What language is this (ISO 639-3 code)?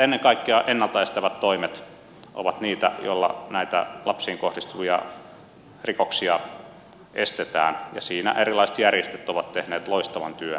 fin